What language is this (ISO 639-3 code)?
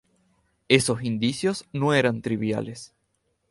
spa